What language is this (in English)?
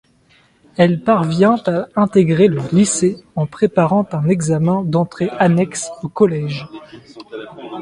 French